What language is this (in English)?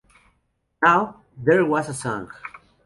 Spanish